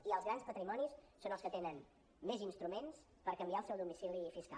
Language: Catalan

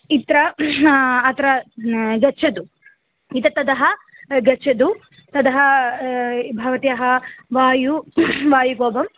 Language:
Sanskrit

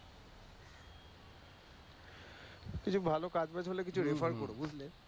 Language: Bangla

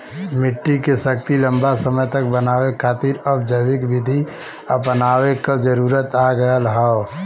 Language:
Bhojpuri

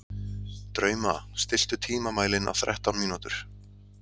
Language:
Icelandic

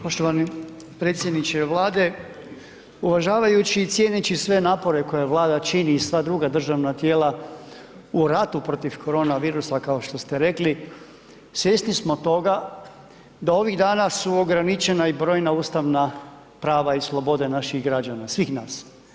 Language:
Croatian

